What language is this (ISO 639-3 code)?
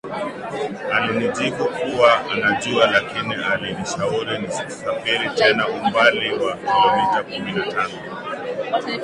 swa